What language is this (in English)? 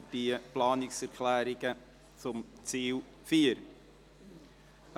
Swiss German